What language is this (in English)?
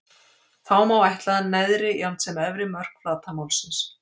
Icelandic